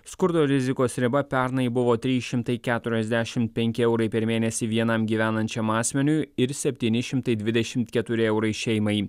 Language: Lithuanian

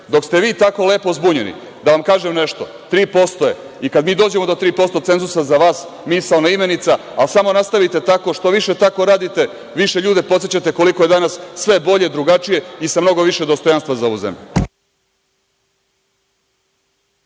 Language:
Serbian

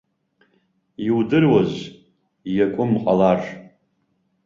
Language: Abkhazian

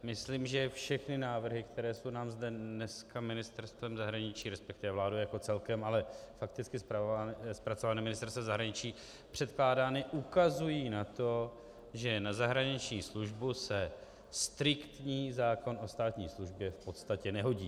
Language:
Czech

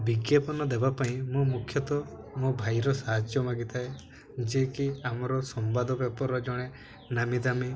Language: Odia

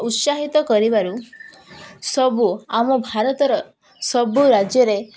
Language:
Odia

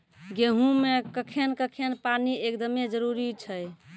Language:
Maithili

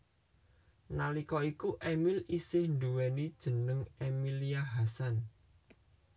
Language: Javanese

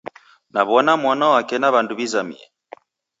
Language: Taita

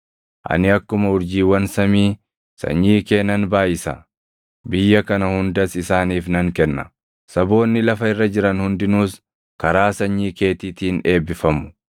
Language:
Oromo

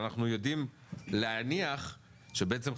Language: Hebrew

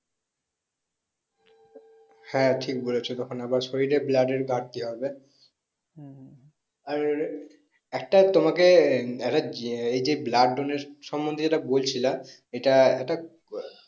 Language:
Bangla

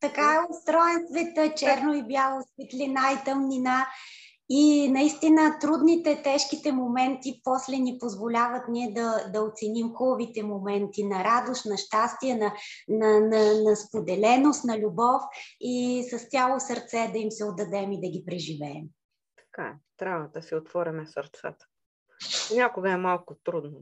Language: Bulgarian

